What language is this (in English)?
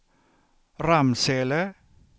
Swedish